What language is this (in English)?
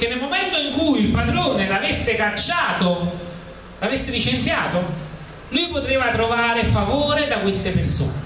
Italian